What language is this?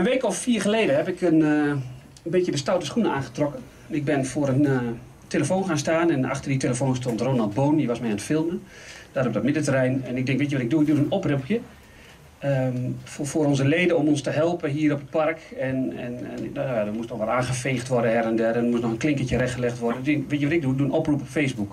Dutch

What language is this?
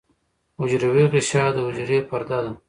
Pashto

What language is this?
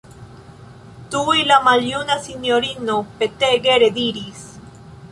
Esperanto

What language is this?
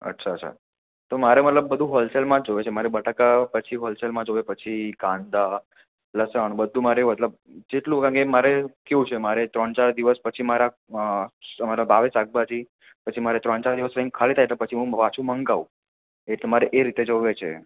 Gujarati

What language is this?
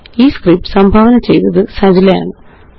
Malayalam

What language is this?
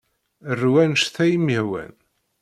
Kabyle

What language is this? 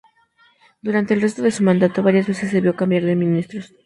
Spanish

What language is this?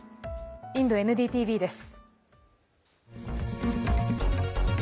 Japanese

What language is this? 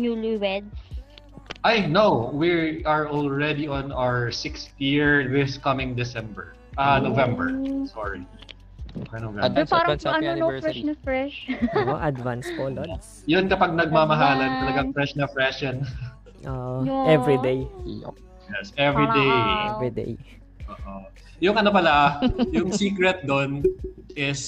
Filipino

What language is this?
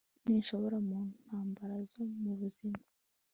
Kinyarwanda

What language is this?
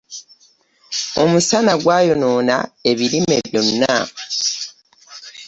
Ganda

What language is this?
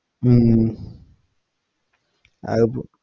Malayalam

